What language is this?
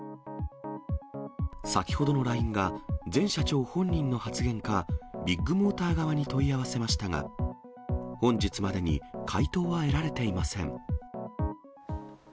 Japanese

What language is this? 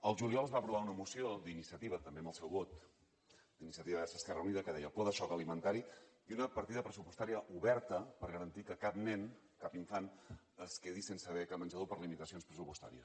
Catalan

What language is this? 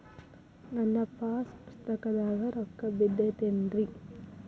Kannada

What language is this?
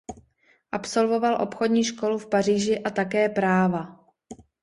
Czech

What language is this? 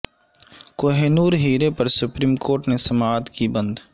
Urdu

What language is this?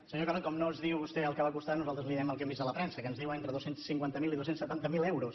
Catalan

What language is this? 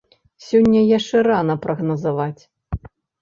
Belarusian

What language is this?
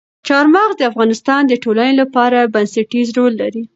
Pashto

